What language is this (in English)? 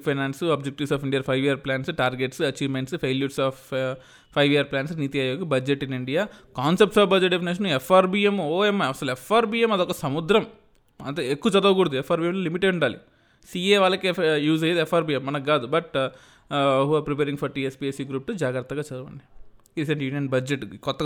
Telugu